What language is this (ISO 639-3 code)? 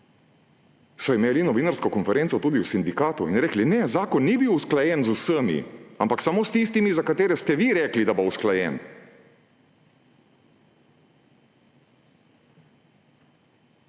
slv